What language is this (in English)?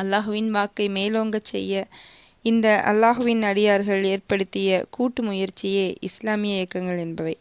Tamil